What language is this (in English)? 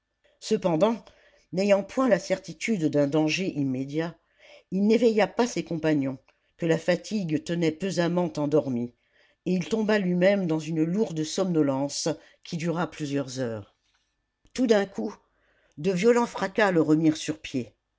French